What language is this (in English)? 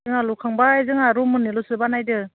Bodo